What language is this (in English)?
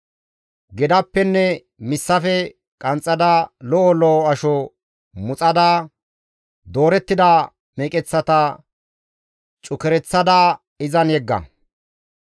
Gamo